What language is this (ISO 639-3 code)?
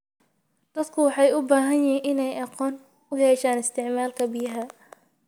som